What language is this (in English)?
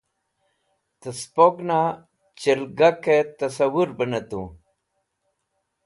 Wakhi